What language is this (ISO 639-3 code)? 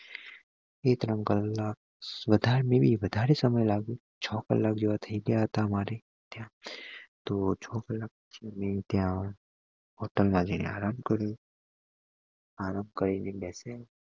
guj